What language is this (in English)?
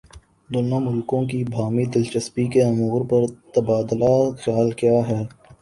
Urdu